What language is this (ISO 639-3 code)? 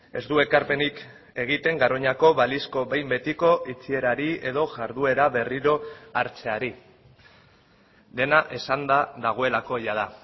eus